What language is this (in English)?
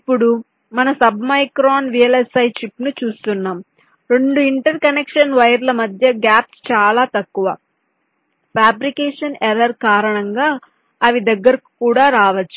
Telugu